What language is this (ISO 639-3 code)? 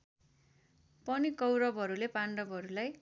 nep